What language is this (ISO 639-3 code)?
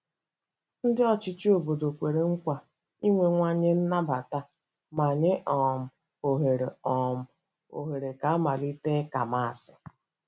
ibo